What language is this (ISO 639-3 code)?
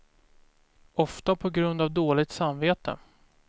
swe